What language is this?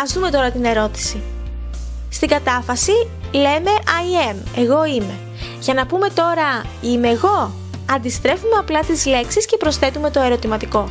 Greek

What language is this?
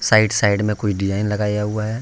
Hindi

